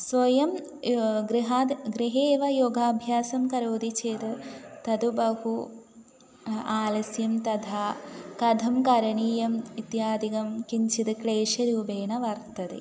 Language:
Sanskrit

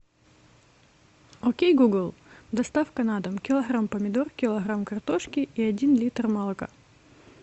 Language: Russian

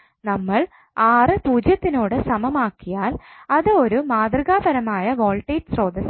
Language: Malayalam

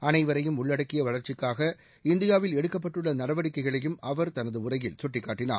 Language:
Tamil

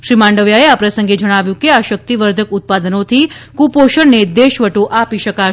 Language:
Gujarati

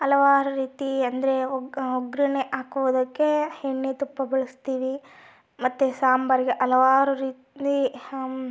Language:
Kannada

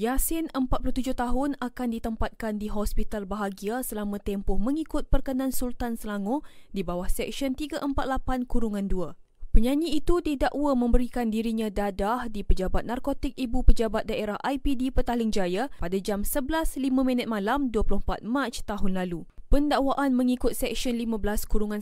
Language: Malay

